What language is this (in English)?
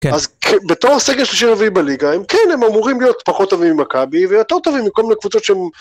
Hebrew